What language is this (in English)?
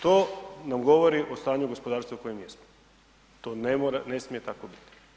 Croatian